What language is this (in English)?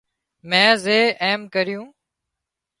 Wadiyara Koli